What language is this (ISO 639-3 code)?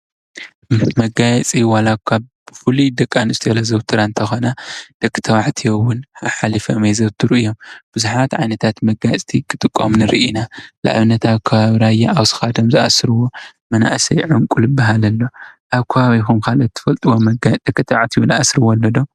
tir